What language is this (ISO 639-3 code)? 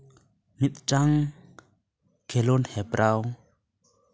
sat